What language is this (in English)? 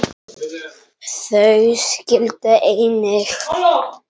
Icelandic